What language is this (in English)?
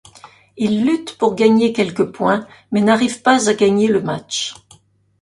French